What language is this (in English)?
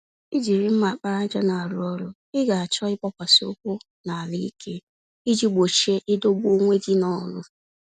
Igbo